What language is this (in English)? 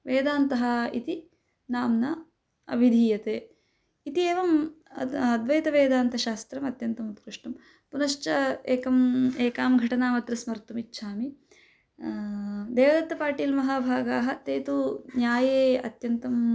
Sanskrit